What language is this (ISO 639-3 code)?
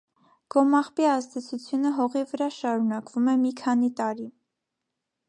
hye